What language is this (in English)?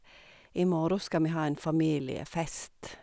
Norwegian